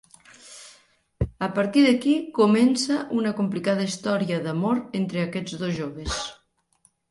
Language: Catalan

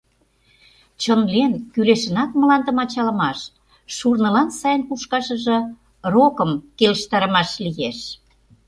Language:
Mari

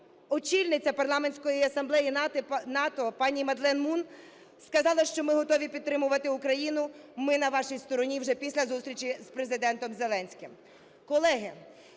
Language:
Ukrainian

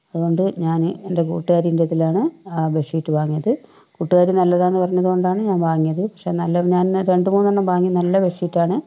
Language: Malayalam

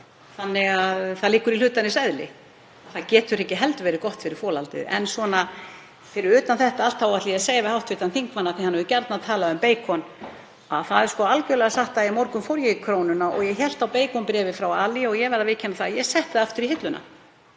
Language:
Icelandic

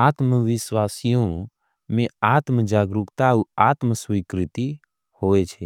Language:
Angika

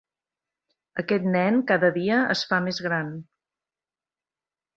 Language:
Catalan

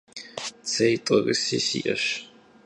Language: Kabardian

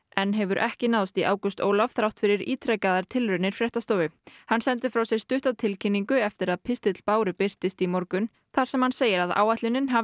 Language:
Icelandic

